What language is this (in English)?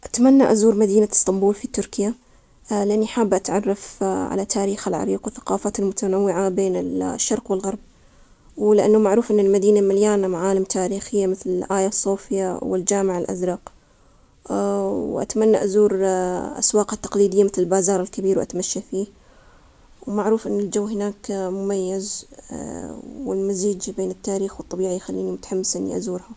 Omani Arabic